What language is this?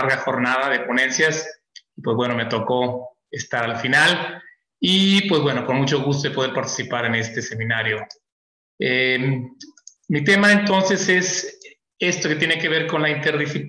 Spanish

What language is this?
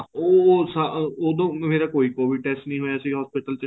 Punjabi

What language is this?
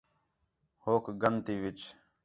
Khetrani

